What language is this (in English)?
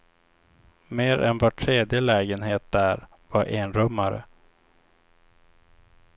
Swedish